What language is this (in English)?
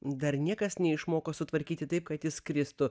Lithuanian